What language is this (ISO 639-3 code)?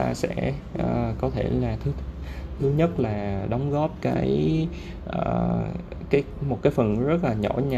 vie